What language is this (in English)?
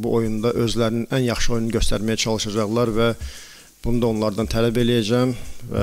Turkish